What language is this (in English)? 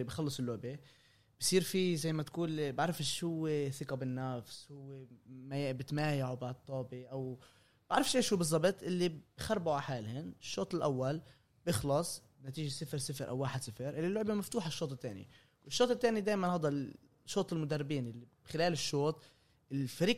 Arabic